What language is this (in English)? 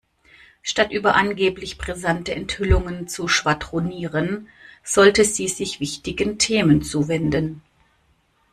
German